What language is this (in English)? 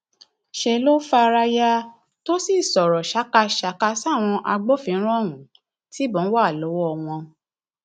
Yoruba